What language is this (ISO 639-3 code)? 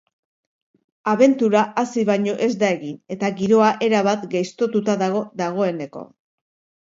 eus